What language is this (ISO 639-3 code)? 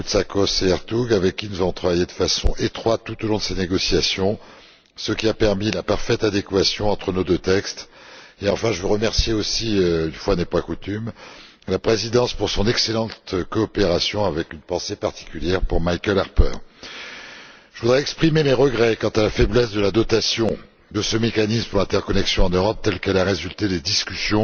fra